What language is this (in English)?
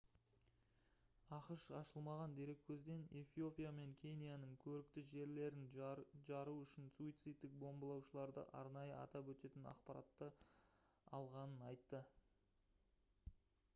Kazakh